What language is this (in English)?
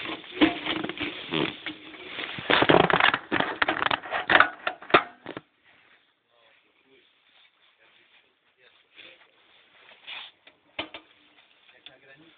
Polish